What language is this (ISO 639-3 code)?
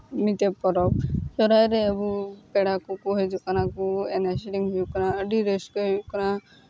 sat